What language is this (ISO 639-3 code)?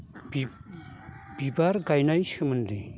brx